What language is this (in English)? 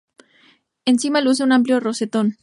Spanish